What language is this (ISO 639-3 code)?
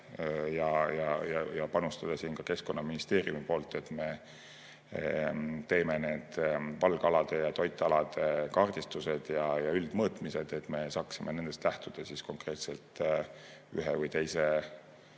est